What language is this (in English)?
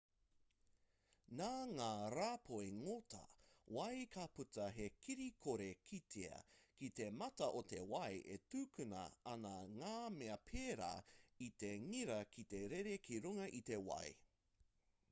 Māori